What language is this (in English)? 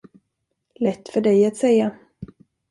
Swedish